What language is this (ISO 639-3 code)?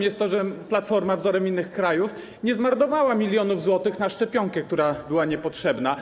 pol